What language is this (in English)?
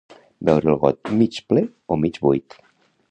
Catalan